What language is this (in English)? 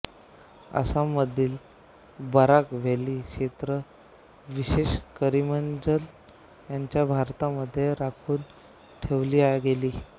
Marathi